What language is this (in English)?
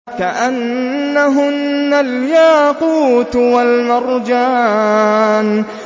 Arabic